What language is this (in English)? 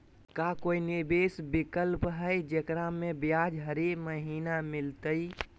Magahi